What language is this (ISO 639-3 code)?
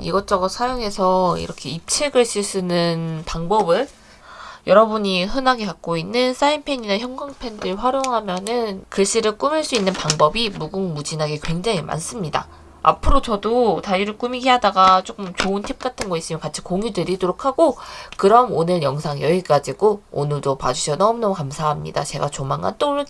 kor